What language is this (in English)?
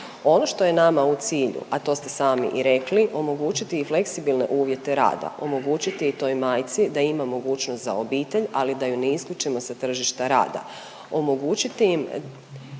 Croatian